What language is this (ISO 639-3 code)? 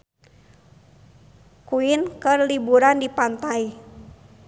sun